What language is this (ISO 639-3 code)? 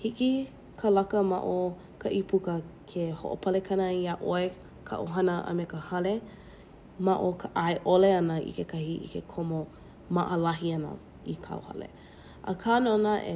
haw